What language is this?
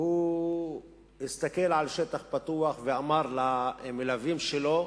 Hebrew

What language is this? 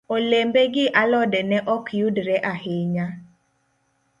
Luo (Kenya and Tanzania)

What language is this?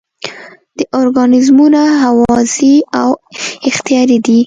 Pashto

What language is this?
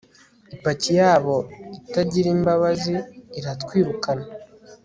Kinyarwanda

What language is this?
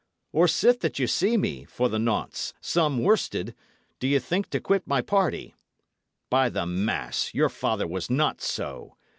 English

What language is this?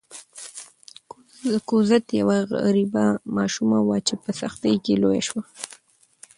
Pashto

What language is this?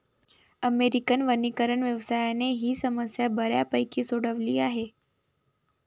Marathi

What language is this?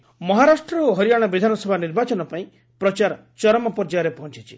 Odia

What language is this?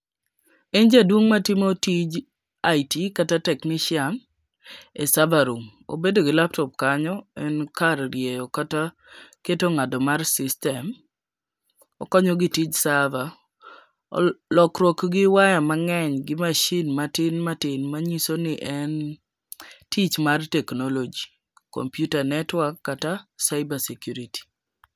Luo (Kenya and Tanzania)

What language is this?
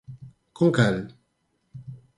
Galician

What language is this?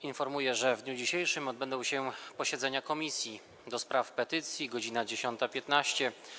Polish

